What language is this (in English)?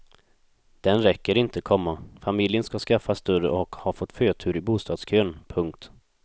Swedish